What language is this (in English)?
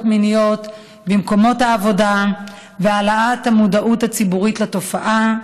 Hebrew